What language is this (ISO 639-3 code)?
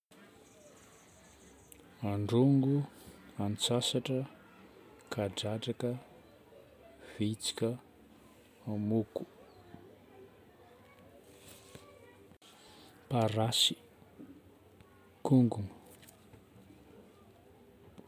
bmm